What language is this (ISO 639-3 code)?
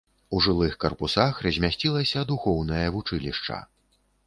bel